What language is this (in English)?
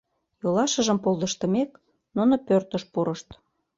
Mari